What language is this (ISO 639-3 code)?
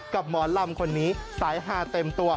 tha